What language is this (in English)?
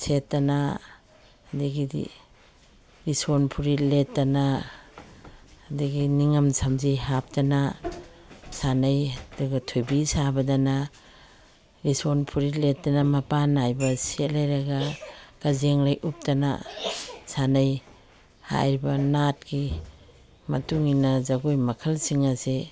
Manipuri